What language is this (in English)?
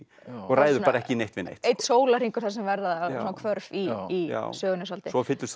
Icelandic